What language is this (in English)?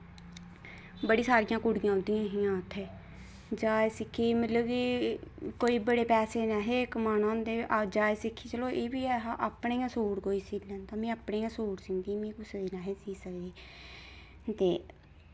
Dogri